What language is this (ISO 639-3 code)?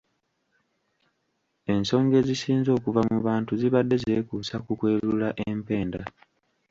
lug